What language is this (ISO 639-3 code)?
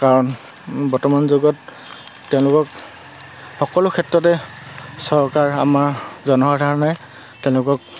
asm